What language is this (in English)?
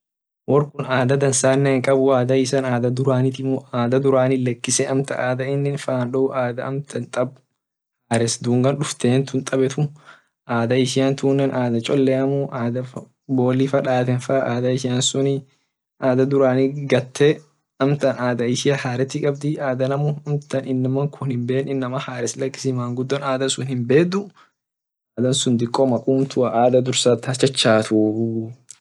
Orma